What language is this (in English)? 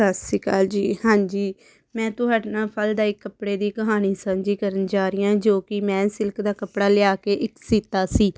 Punjabi